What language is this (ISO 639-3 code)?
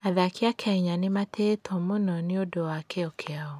kik